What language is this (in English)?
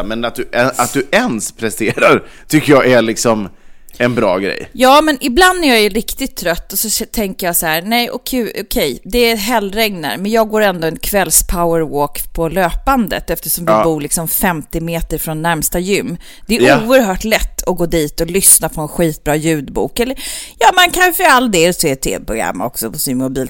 Swedish